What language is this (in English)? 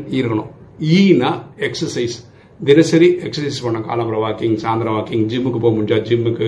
Tamil